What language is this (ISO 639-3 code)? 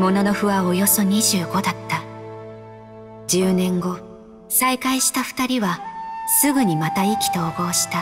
jpn